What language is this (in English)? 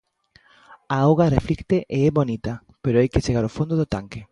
Galician